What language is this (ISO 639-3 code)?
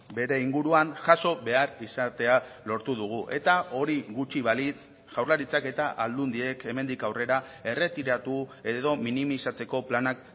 eus